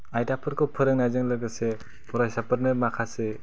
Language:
Bodo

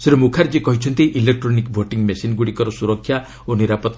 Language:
Odia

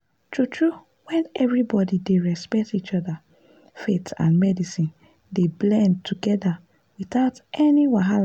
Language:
Nigerian Pidgin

